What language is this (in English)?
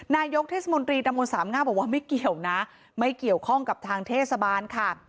Thai